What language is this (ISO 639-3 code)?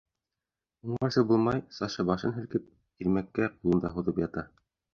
bak